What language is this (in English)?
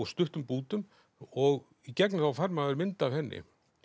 Icelandic